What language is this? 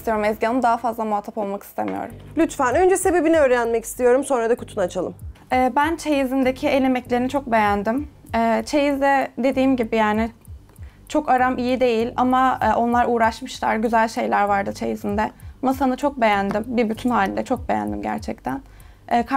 Turkish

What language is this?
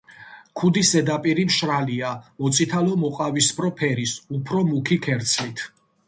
Georgian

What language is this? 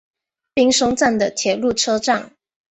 Chinese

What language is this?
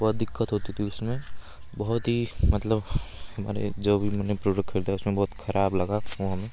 Hindi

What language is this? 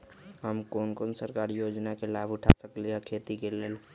Magahi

